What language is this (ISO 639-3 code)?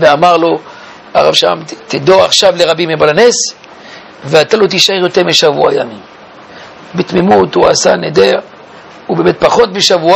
heb